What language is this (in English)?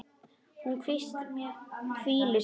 Icelandic